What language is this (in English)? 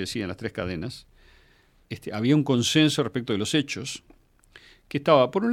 Spanish